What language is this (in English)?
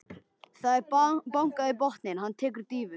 Icelandic